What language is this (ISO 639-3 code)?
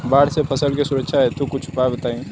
bho